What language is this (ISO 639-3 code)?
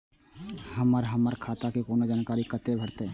mai